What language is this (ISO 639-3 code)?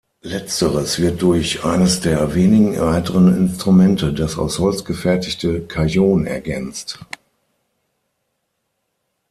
deu